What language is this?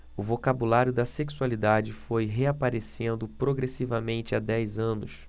Portuguese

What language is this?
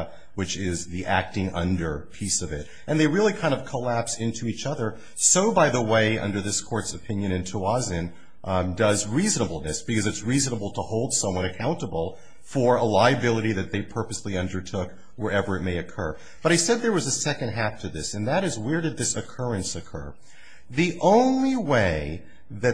English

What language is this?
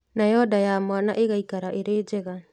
Kikuyu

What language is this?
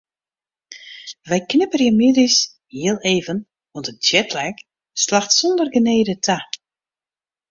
Western Frisian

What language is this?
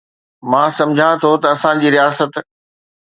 Sindhi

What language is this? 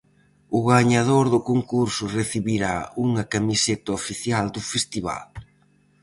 Galician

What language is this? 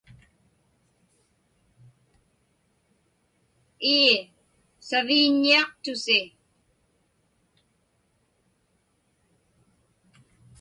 Inupiaq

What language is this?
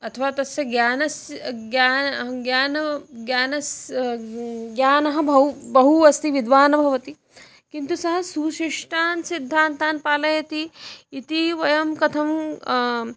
Sanskrit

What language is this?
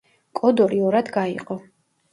Georgian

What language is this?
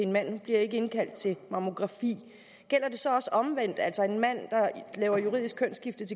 Danish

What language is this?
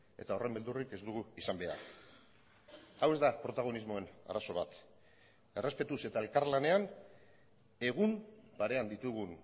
Basque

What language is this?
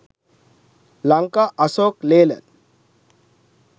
Sinhala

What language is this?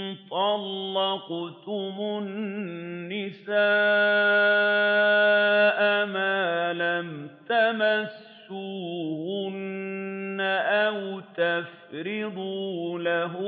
Arabic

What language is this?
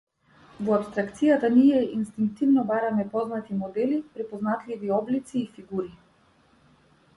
Macedonian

